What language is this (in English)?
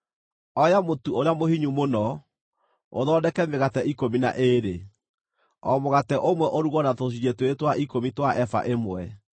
Kikuyu